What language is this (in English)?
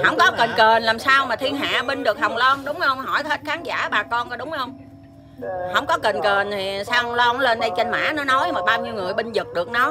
Vietnamese